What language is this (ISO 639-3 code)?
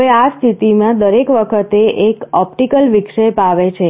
guj